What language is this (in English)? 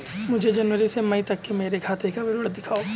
Hindi